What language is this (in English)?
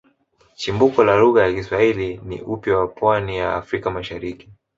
Swahili